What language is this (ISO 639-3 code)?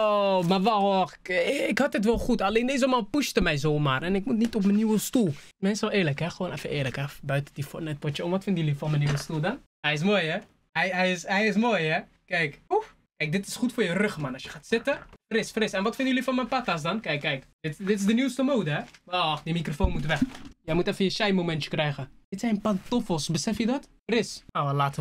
nld